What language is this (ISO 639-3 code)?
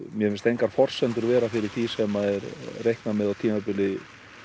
isl